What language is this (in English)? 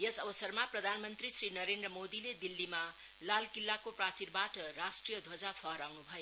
Nepali